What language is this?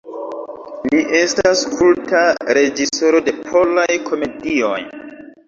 Esperanto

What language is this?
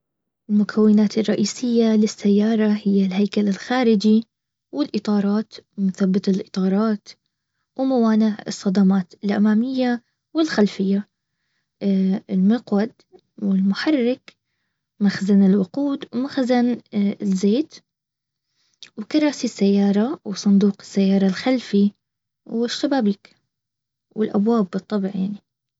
Baharna Arabic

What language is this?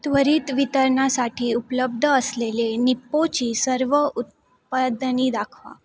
Marathi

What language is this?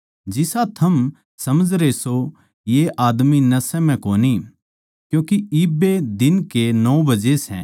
Haryanvi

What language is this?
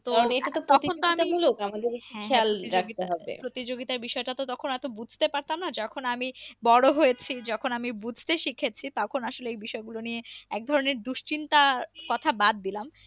Bangla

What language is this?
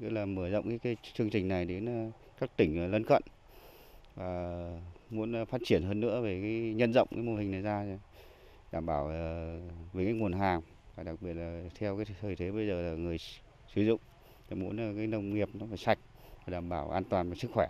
Vietnamese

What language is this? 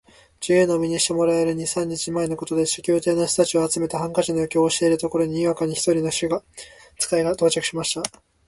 Japanese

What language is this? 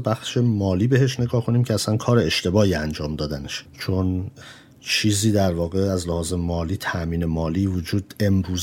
Persian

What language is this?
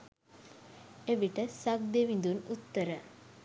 Sinhala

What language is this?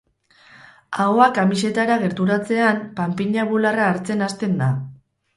Basque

